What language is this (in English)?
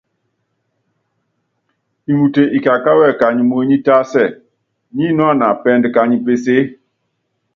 Yangben